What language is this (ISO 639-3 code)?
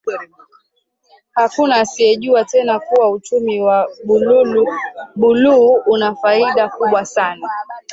swa